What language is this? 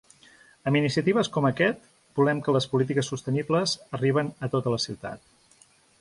Catalan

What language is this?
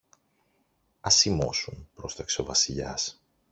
Greek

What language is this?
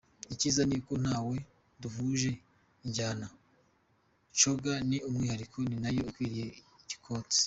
Kinyarwanda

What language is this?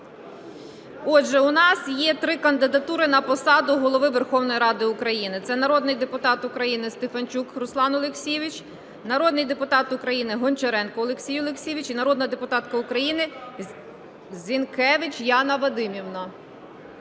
Ukrainian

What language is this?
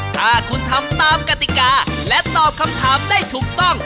Thai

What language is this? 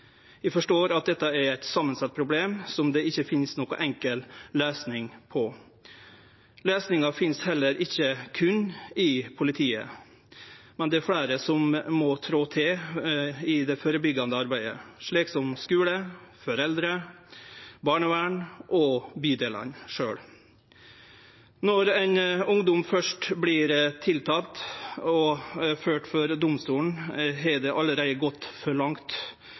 Norwegian Nynorsk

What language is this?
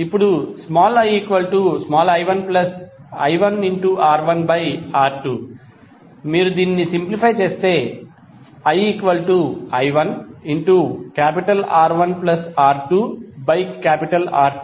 Telugu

